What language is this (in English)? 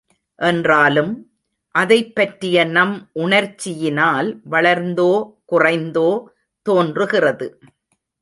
Tamil